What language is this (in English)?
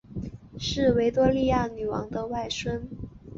Chinese